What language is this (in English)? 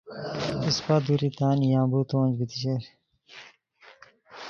Khowar